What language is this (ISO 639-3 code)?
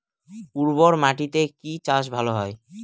ben